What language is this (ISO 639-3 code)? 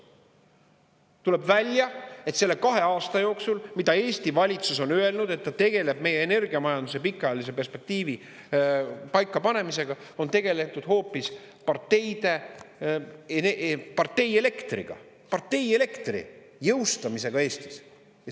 est